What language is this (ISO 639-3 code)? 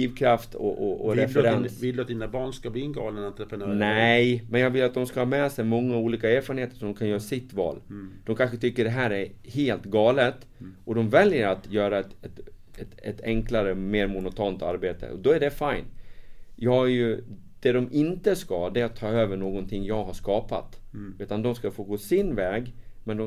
swe